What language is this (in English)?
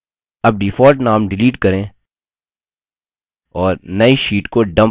Hindi